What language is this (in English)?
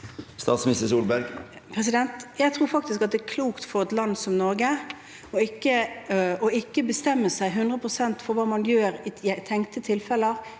Norwegian